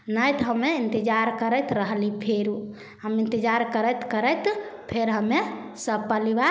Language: Maithili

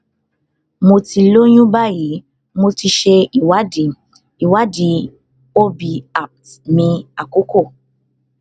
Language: Yoruba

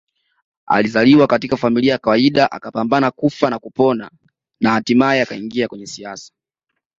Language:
Swahili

